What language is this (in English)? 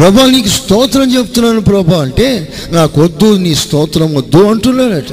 Telugu